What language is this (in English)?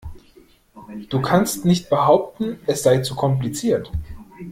German